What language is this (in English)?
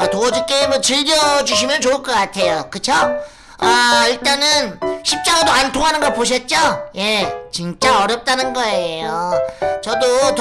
Korean